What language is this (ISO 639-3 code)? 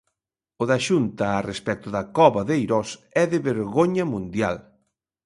glg